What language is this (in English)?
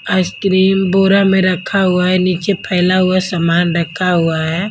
Hindi